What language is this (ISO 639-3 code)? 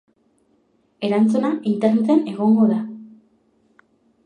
eus